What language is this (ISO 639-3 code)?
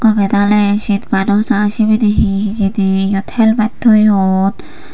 ccp